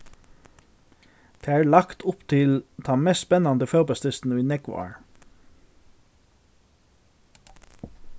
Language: Faroese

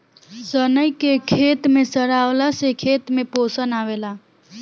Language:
Bhojpuri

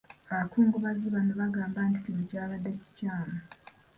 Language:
Ganda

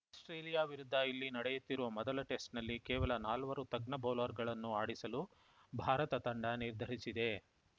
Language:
Kannada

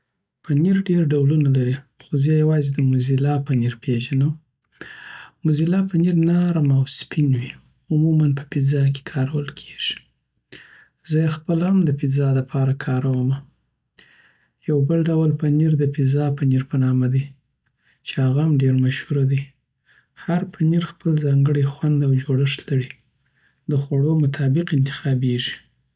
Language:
Southern Pashto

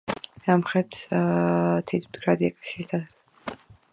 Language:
Georgian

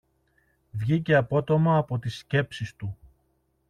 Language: Greek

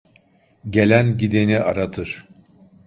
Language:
Turkish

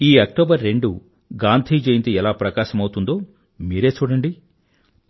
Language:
Telugu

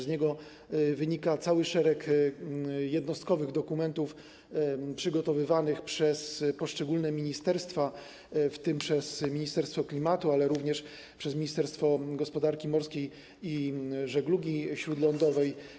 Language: Polish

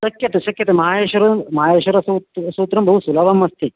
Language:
Sanskrit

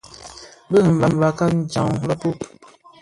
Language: Bafia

